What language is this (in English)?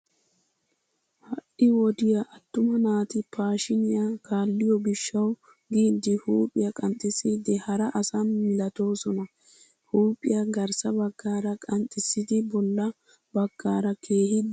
Wolaytta